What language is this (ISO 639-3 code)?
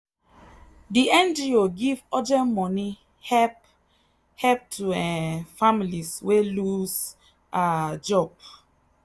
pcm